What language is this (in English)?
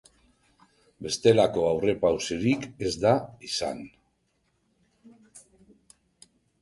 Basque